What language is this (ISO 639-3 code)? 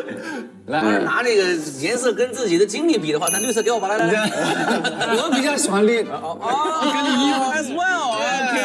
zho